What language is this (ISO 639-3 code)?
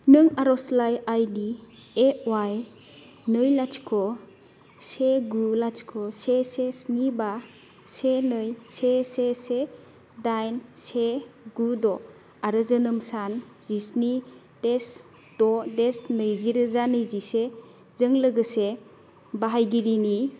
brx